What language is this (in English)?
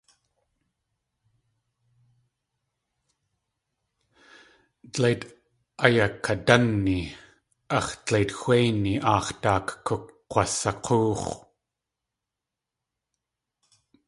Tlingit